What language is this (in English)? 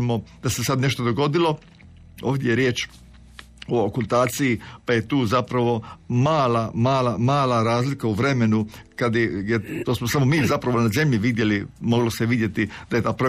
Croatian